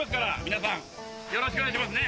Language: Japanese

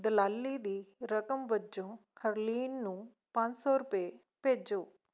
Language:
Punjabi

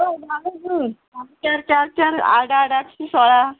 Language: Konkani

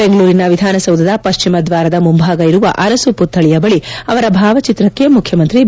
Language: Kannada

